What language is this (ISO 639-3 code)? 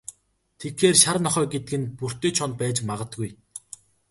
mon